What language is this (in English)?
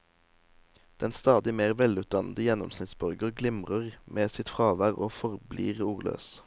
Norwegian